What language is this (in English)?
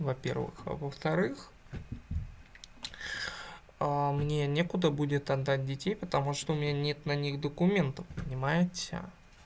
Russian